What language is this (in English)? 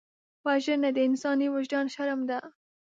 Pashto